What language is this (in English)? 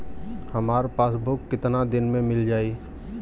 Bhojpuri